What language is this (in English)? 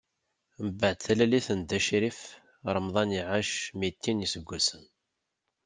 Kabyle